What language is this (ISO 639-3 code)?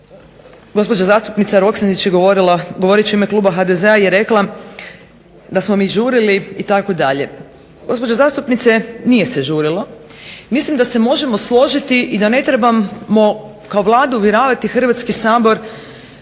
hrv